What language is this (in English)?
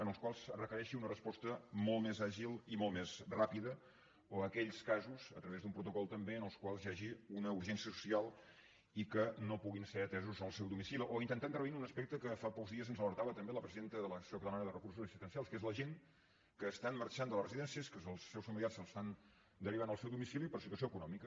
Catalan